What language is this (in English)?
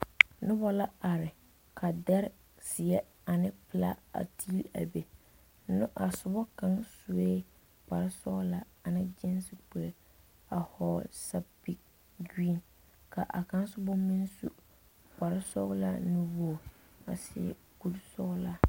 Southern Dagaare